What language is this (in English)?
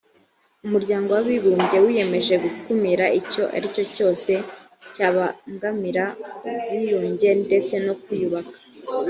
Kinyarwanda